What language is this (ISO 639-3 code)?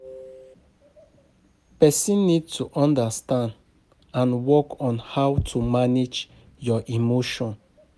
pcm